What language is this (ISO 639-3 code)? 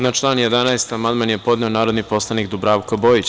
srp